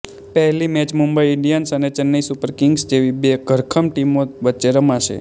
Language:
Gujarati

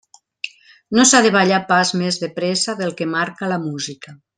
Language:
Catalan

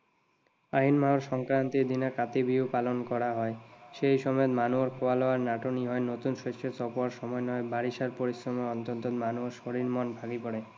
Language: Assamese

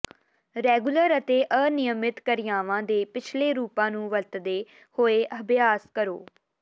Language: Punjabi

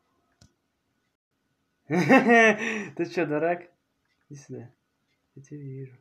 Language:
Russian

